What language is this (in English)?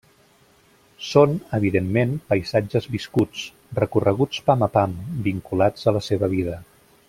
Catalan